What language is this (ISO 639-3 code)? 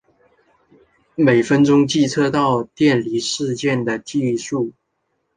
zho